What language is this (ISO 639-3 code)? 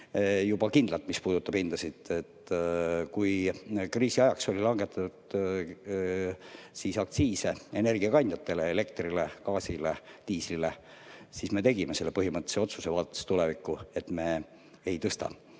est